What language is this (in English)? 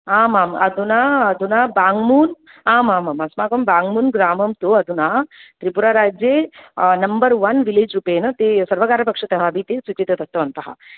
Sanskrit